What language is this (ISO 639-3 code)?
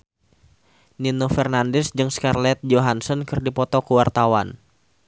sun